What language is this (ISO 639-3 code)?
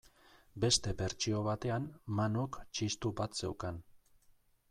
eus